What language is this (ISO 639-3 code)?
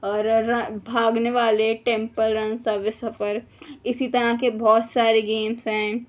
urd